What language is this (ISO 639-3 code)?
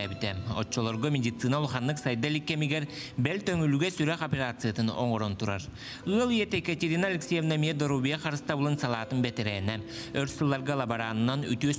rus